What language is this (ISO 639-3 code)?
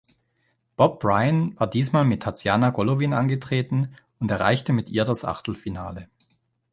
deu